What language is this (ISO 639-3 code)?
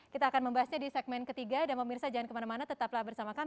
ind